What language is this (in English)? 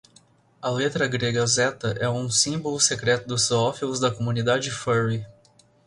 Portuguese